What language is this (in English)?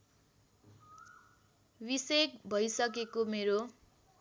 Nepali